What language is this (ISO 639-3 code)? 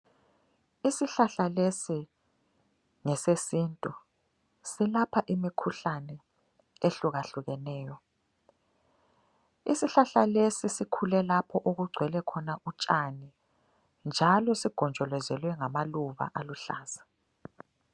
nde